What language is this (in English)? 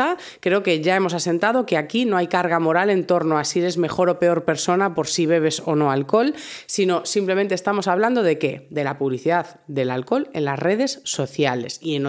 Spanish